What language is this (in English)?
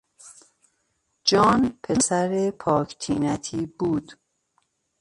Persian